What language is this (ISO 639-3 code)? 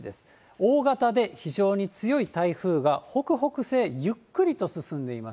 jpn